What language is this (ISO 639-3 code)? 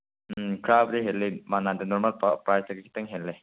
mni